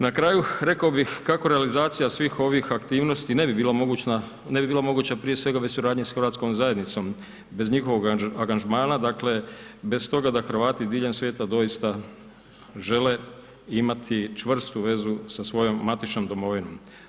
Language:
Croatian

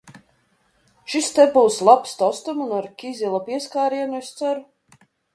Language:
Latvian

